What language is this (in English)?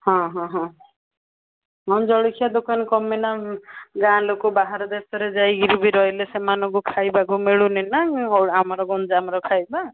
Odia